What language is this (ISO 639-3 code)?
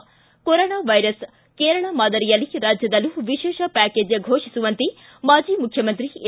kan